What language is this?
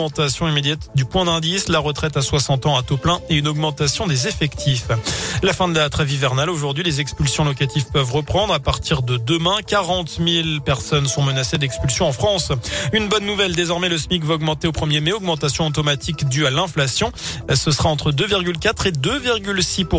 French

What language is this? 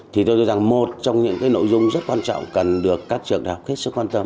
Vietnamese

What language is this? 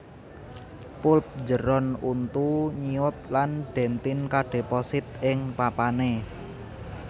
Javanese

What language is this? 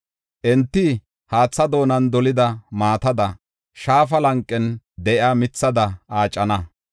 Gofa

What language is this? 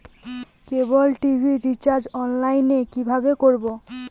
Bangla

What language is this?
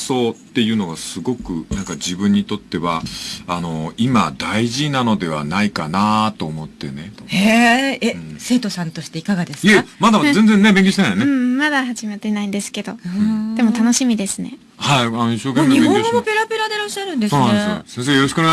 Japanese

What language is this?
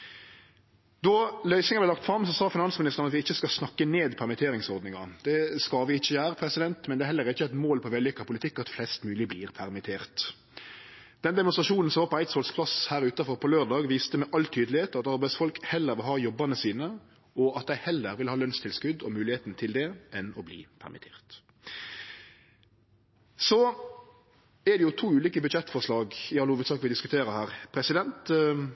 Norwegian Nynorsk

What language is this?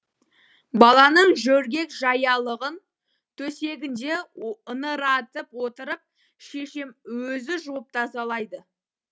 Kazakh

